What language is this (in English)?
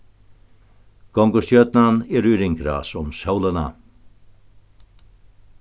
Faroese